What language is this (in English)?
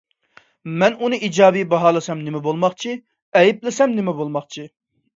Uyghur